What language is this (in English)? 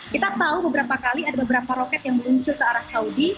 Indonesian